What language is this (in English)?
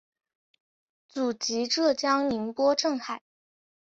Chinese